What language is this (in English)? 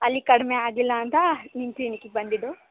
Kannada